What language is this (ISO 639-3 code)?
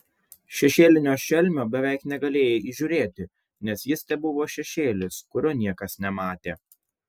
lit